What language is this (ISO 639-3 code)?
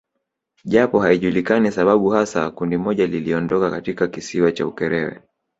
swa